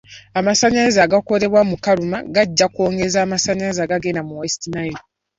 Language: Ganda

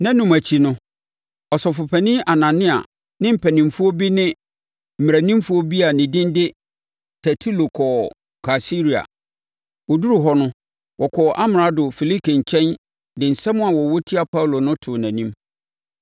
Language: Akan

